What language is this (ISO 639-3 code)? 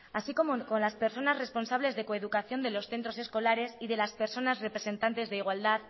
spa